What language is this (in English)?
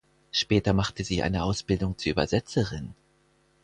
German